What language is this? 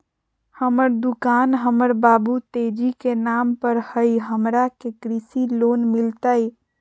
Magahi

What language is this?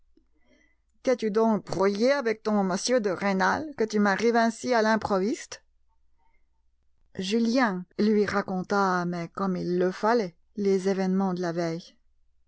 French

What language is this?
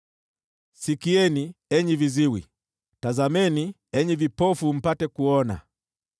Swahili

